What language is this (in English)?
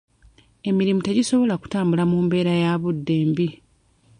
Ganda